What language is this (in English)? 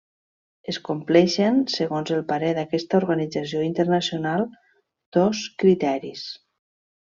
Catalan